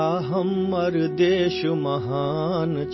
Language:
Urdu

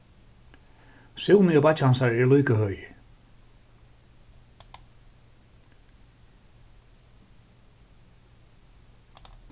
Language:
Faroese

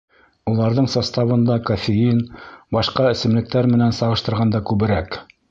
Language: Bashkir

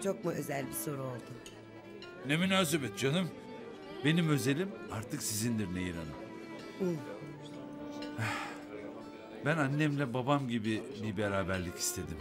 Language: Turkish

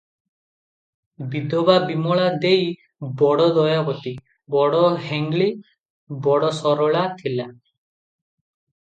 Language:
Odia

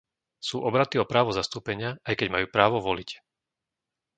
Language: Slovak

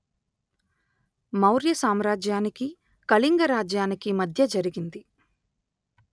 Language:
Telugu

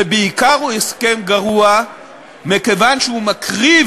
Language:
Hebrew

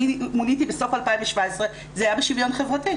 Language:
Hebrew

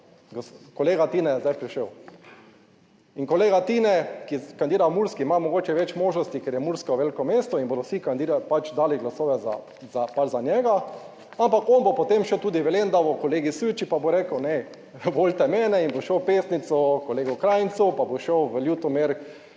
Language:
Slovenian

